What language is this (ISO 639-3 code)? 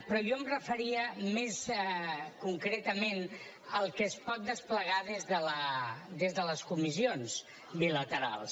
cat